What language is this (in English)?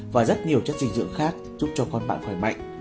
Vietnamese